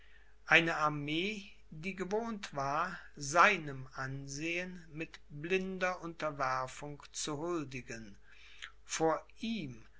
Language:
German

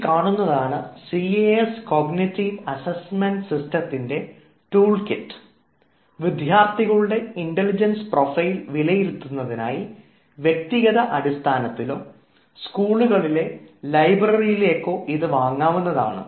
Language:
Malayalam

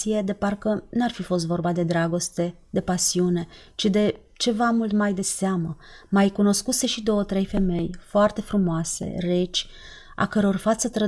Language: Romanian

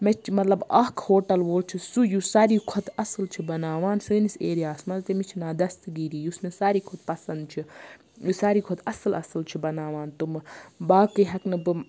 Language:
Kashmiri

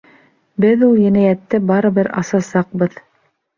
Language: Bashkir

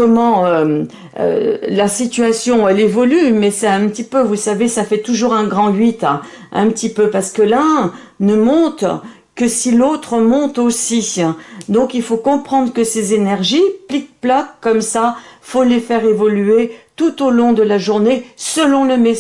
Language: French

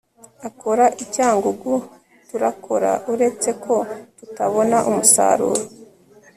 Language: Kinyarwanda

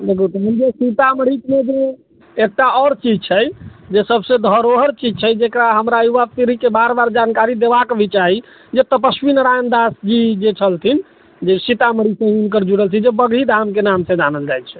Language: Maithili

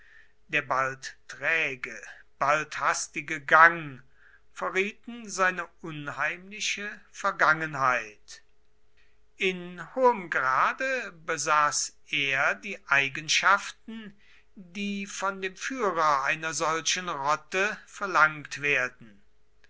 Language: German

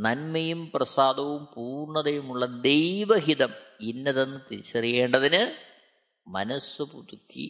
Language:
Malayalam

